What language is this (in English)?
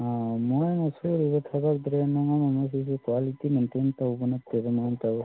Manipuri